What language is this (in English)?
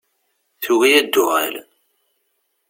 Kabyle